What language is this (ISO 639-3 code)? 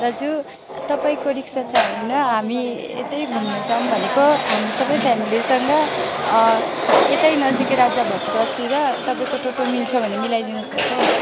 nep